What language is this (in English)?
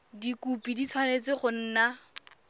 Tswana